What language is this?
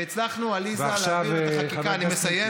Hebrew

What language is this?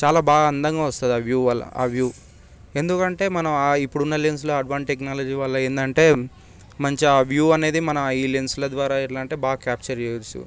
Telugu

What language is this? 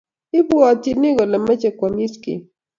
Kalenjin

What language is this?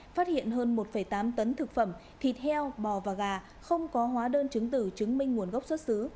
Vietnamese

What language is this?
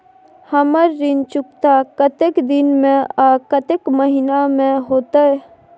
Maithili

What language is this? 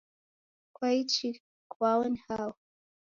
Taita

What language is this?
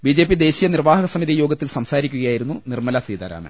Malayalam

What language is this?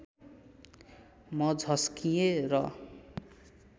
Nepali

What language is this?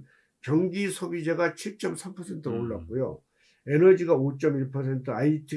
Korean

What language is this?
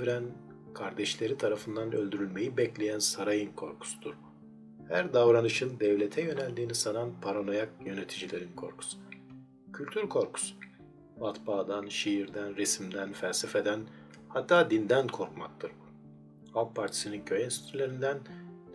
Turkish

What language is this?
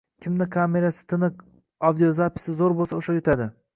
Uzbek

